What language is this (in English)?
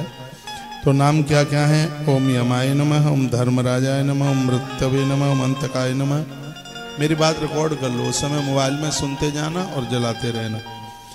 Hindi